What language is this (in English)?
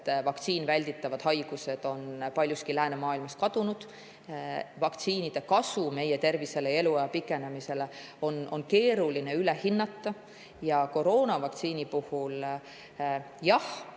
Estonian